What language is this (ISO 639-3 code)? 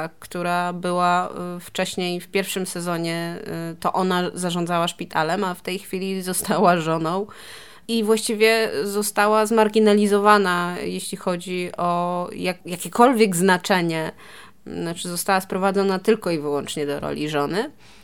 pol